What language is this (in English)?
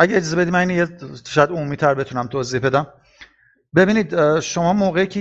Persian